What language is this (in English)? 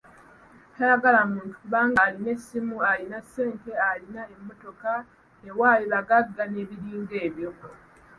Ganda